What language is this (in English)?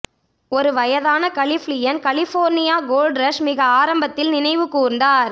Tamil